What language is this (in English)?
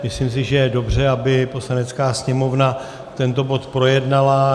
Czech